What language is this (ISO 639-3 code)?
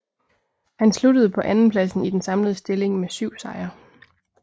dan